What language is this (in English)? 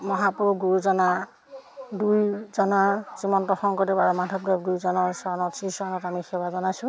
Assamese